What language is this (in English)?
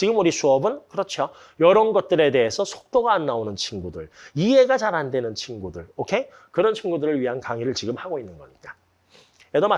Korean